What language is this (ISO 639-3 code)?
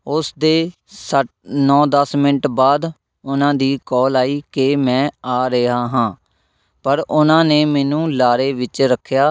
pan